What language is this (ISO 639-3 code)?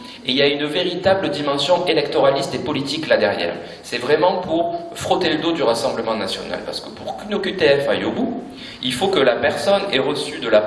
fra